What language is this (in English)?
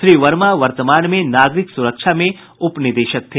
Hindi